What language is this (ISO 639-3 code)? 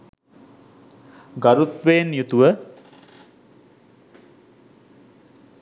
sin